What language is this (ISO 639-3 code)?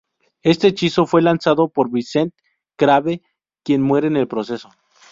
spa